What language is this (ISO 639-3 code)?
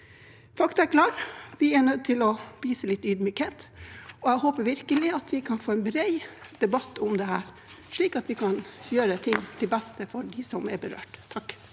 nor